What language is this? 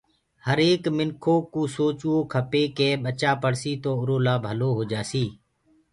Gurgula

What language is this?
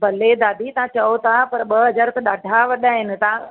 Sindhi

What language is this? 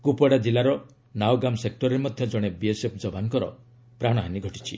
Odia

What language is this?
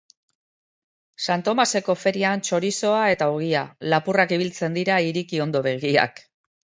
Basque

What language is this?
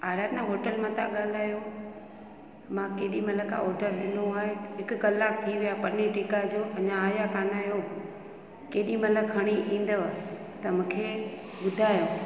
Sindhi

